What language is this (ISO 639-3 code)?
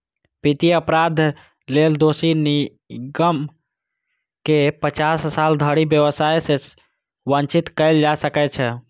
mai